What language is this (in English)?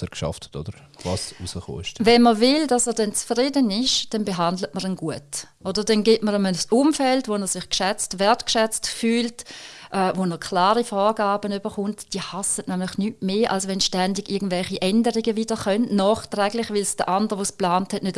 German